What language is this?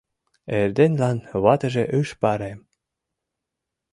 Mari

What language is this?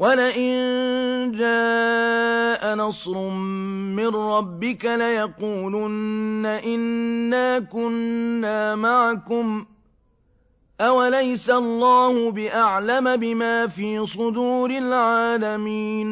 Arabic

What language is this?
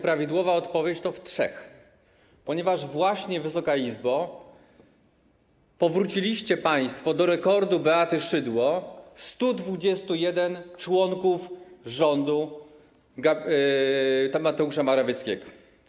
Polish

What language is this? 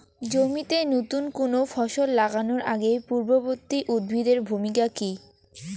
Bangla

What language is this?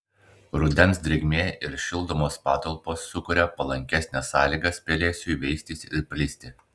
Lithuanian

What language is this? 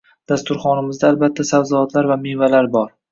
Uzbek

